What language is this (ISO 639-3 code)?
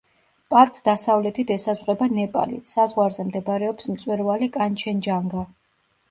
kat